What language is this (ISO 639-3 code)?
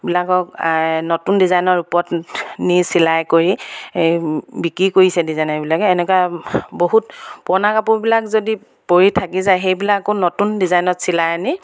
asm